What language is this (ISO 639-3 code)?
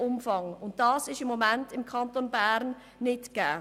gsw